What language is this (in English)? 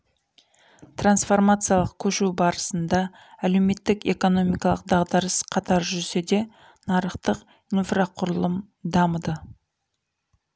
Kazakh